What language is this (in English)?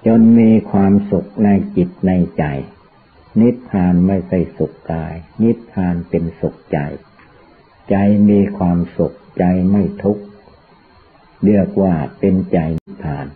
Thai